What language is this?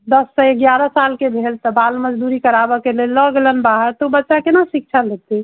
Maithili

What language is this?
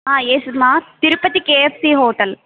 Telugu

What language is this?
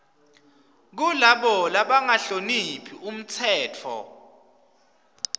Swati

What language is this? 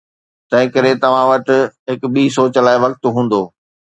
Sindhi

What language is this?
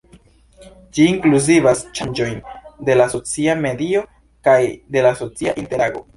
Esperanto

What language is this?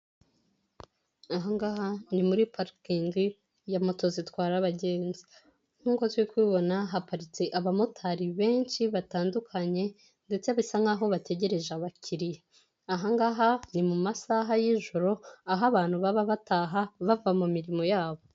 Kinyarwanda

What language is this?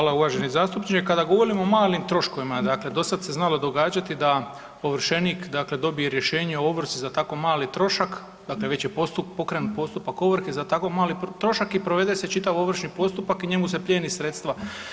Croatian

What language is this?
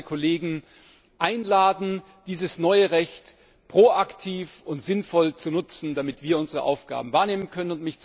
German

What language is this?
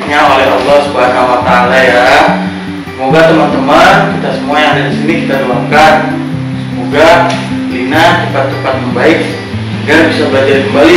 Indonesian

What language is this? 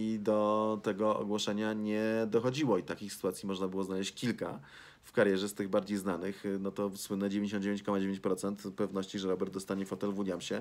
Polish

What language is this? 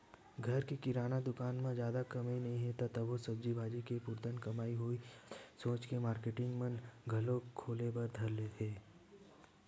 Chhattisgarhi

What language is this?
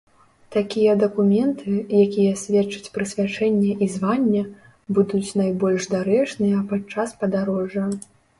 Belarusian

